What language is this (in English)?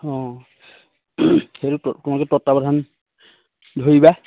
Assamese